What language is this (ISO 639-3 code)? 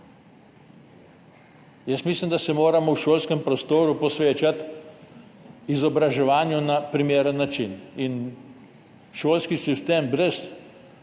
slv